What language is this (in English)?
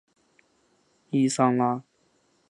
Chinese